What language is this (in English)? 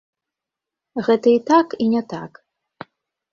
Belarusian